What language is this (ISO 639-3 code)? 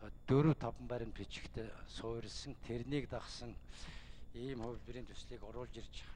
tur